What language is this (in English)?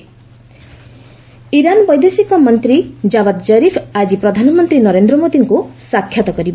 Odia